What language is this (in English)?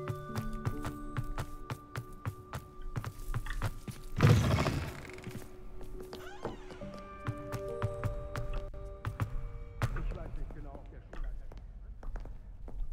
German